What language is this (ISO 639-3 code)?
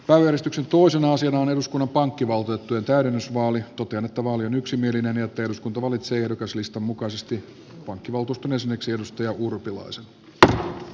fin